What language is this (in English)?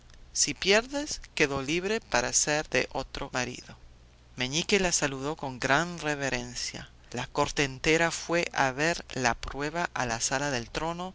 Spanish